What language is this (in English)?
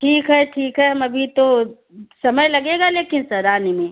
Hindi